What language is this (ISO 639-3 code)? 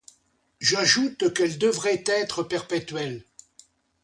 fra